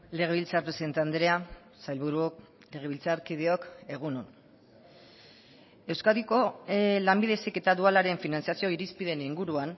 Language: Basque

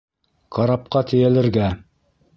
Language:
Bashkir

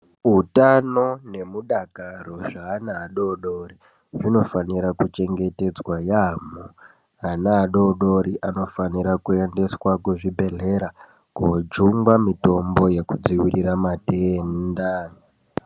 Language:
Ndau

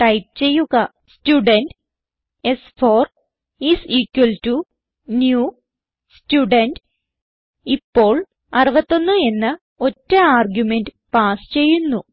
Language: Malayalam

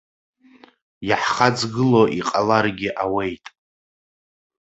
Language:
Abkhazian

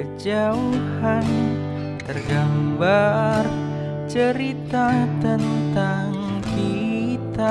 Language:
Indonesian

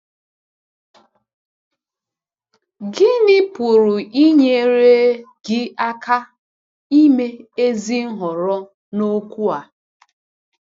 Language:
Igbo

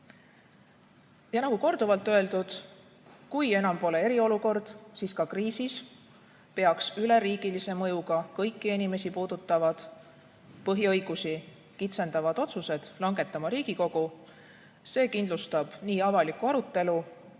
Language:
Estonian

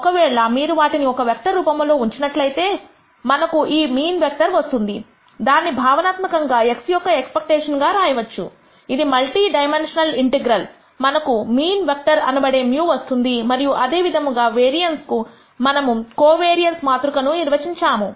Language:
Telugu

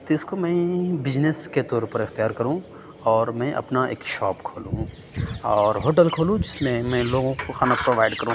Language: Urdu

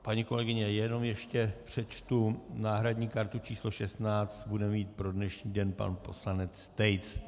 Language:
Czech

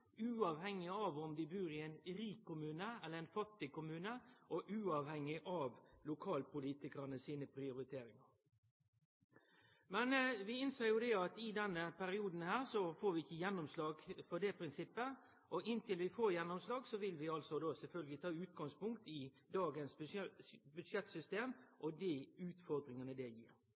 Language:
Norwegian Nynorsk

